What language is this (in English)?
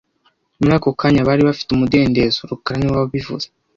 Kinyarwanda